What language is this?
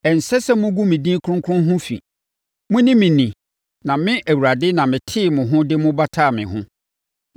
Akan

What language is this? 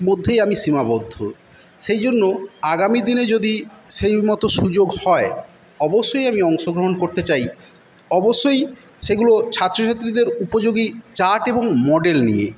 Bangla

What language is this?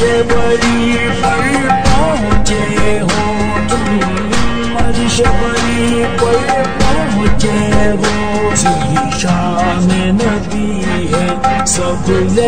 Arabic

